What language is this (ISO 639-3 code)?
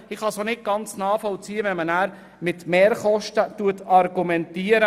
gsw